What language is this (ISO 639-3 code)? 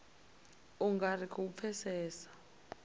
ven